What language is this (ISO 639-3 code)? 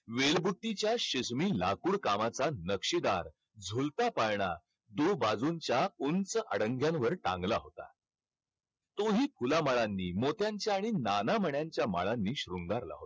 mar